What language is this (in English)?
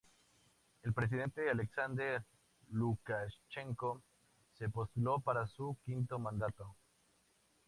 Spanish